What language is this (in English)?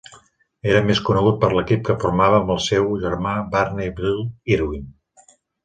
Catalan